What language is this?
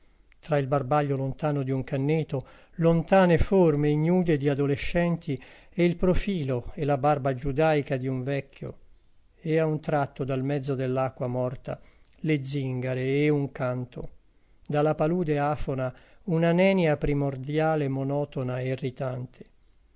Italian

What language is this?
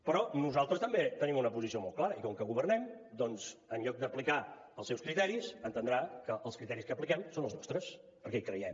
Catalan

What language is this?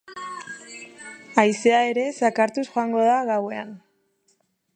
Basque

